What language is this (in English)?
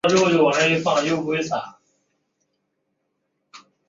Chinese